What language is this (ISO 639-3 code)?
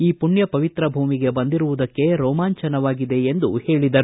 kan